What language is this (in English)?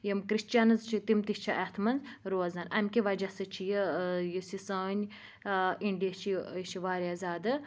Kashmiri